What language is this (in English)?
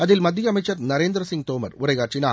Tamil